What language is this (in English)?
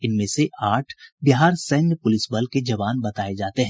Hindi